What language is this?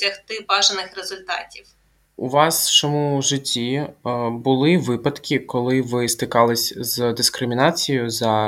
Ukrainian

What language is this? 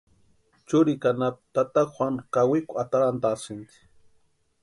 Western Highland Purepecha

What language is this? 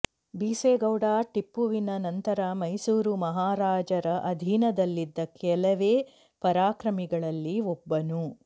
Kannada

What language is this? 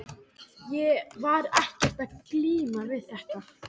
Icelandic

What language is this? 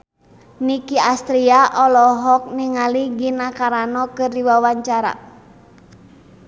Sundanese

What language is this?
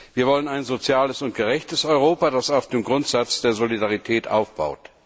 German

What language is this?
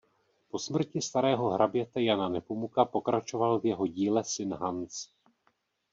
Czech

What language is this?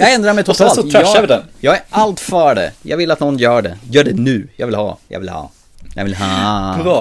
Swedish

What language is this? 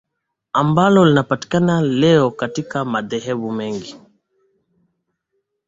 Swahili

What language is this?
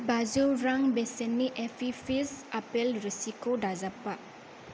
Bodo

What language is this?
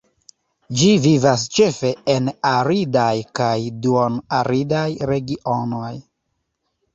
Esperanto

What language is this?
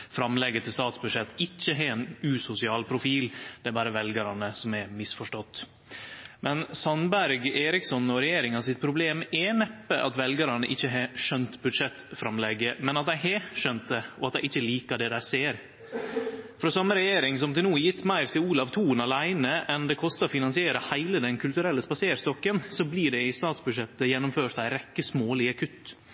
Norwegian Nynorsk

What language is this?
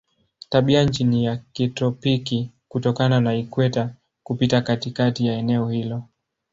Swahili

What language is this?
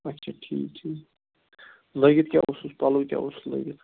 Kashmiri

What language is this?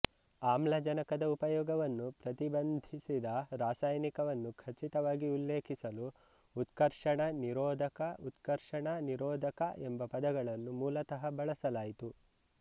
Kannada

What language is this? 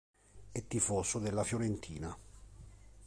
Italian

